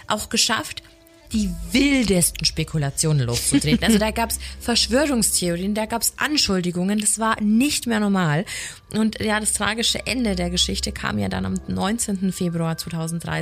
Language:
German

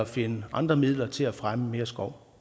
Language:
Danish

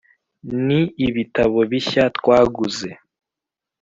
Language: Kinyarwanda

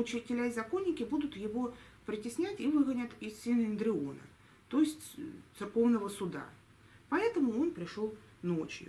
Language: Russian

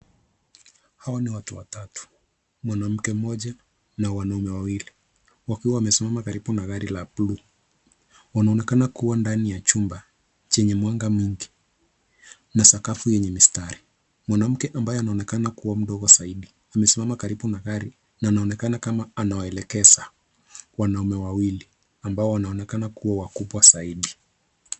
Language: Swahili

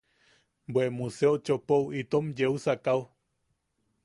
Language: Yaqui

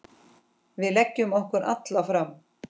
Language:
Icelandic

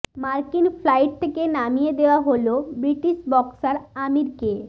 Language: Bangla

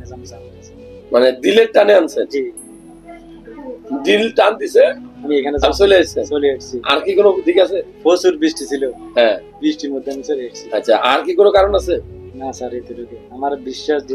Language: Bangla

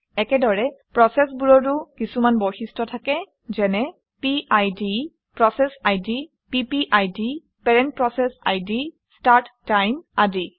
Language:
Assamese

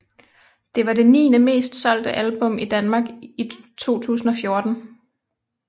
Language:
Danish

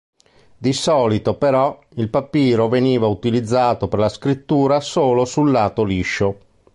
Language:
Italian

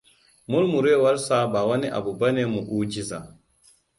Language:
Hausa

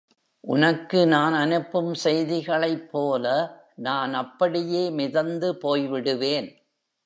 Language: Tamil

